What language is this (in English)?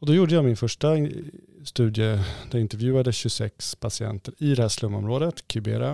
Swedish